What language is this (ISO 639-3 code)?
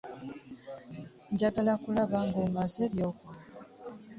lug